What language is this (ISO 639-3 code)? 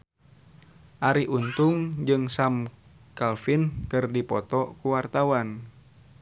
sun